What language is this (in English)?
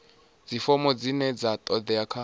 Venda